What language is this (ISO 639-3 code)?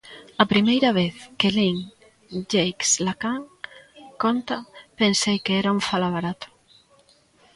glg